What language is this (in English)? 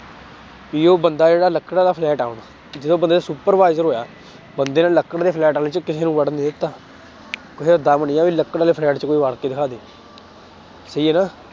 Punjabi